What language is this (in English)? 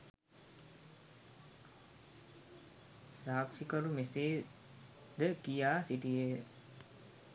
Sinhala